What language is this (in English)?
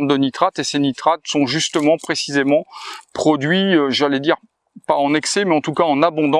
French